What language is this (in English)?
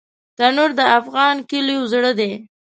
Pashto